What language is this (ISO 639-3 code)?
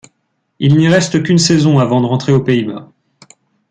fra